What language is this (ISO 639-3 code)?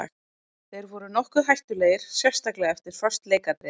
isl